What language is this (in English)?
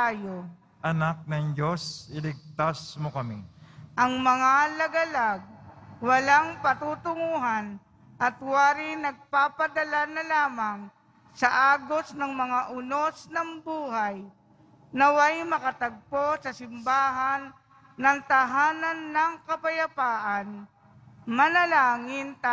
Filipino